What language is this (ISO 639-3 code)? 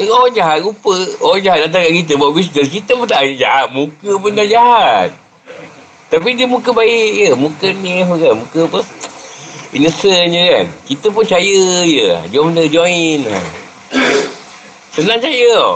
msa